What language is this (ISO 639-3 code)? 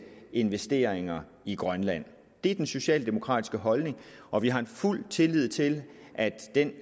dan